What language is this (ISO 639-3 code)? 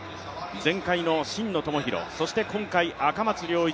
jpn